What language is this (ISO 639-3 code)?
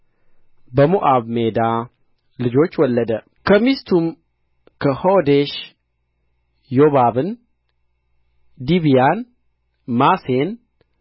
amh